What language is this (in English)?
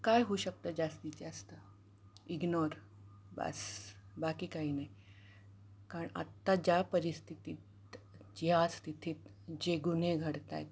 Marathi